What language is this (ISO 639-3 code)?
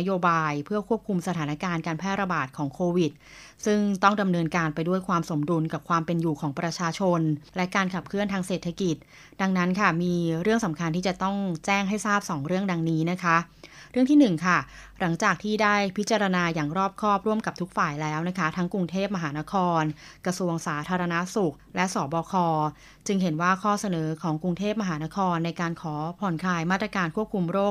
tha